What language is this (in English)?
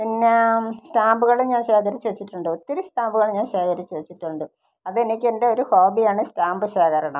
Malayalam